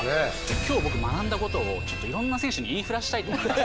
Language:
Japanese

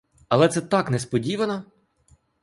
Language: Ukrainian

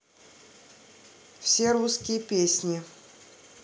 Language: Russian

